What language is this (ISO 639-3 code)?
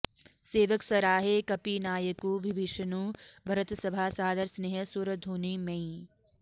san